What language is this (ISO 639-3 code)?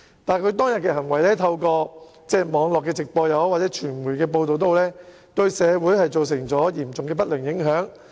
yue